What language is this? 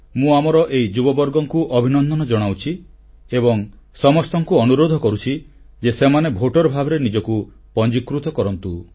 Odia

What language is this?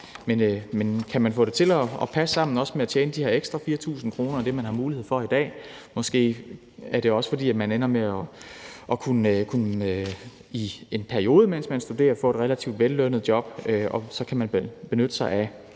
Danish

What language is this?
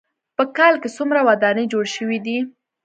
Pashto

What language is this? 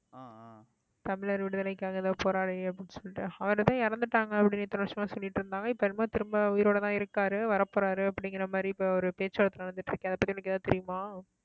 Tamil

